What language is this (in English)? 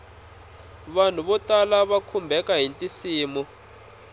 Tsonga